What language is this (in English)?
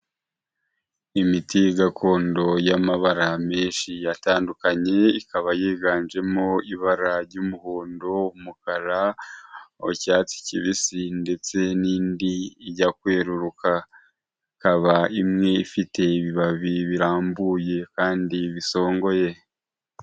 Kinyarwanda